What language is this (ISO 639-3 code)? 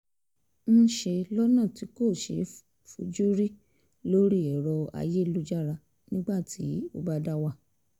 yor